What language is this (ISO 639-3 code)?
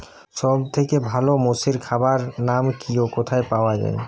ben